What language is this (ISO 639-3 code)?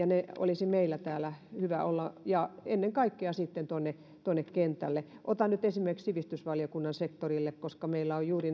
fin